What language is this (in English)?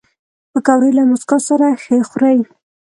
Pashto